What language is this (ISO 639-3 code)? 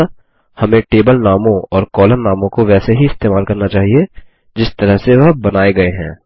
hin